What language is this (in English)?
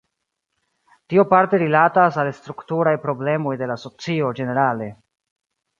Esperanto